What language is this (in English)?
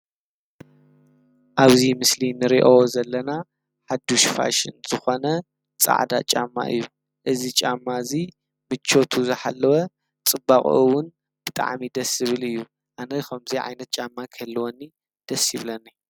Tigrinya